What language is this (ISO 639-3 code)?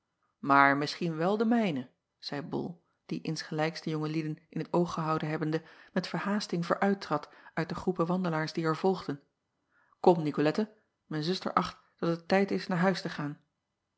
nld